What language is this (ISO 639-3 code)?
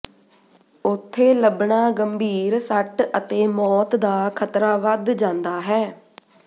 pan